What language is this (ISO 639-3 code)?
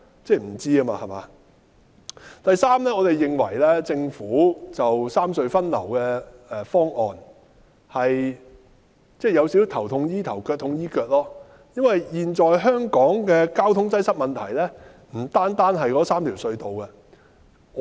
yue